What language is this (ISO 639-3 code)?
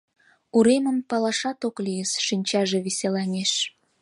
chm